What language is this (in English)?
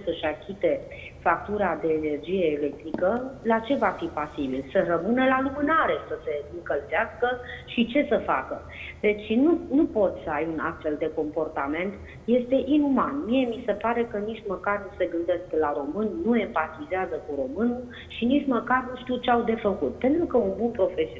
Romanian